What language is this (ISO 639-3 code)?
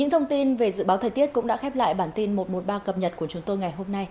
vie